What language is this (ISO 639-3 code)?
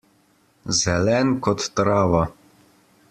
slv